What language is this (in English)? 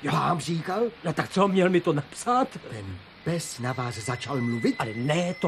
Czech